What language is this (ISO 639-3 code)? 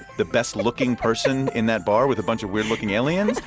eng